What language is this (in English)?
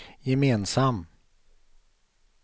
Swedish